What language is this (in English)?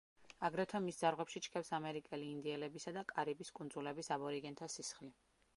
Georgian